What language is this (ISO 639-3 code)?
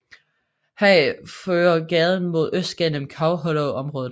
dan